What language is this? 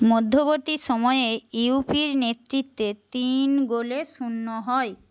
Bangla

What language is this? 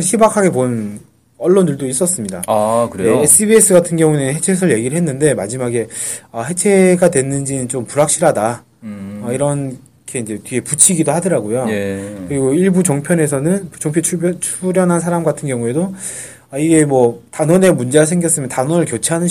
Korean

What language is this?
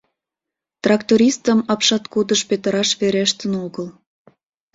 Mari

